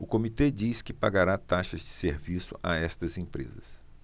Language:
Portuguese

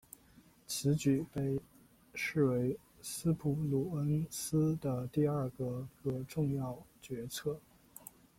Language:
Chinese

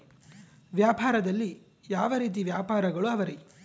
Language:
Kannada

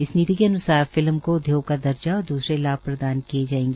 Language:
Hindi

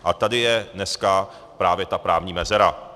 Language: Czech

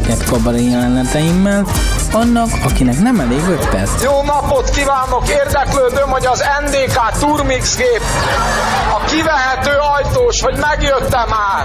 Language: Hungarian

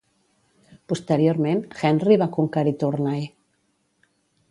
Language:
Catalan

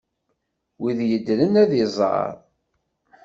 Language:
Kabyle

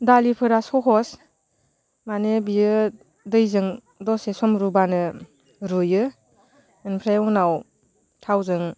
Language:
Bodo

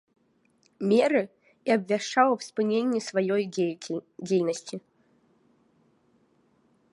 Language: Belarusian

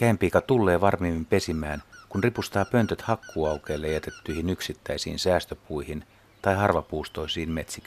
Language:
Finnish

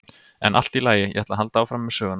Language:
Icelandic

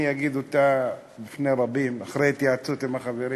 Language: Hebrew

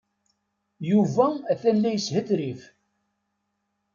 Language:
Kabyle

